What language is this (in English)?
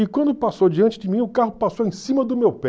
Portuguese